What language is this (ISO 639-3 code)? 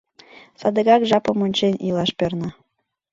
chm